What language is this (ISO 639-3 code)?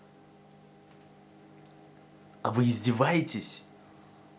rus